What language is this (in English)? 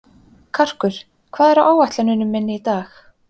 Icelandic